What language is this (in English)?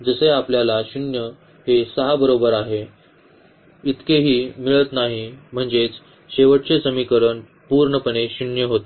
Marathi